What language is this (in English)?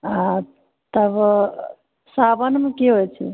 Maithili